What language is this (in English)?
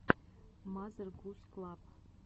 Russian